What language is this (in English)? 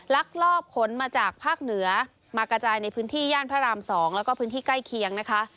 Thai